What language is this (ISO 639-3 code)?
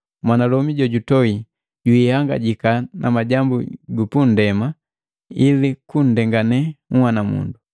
mgv